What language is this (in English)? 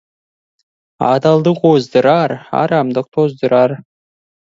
Kazakh